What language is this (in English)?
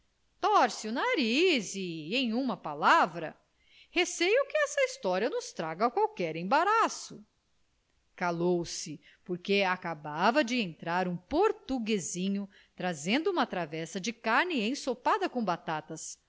Portuguese